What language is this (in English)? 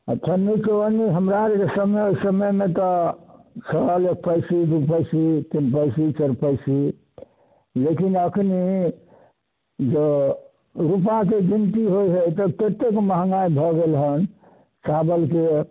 Maithili